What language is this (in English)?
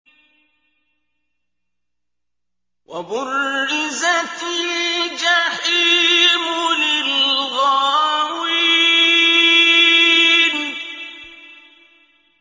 Arabic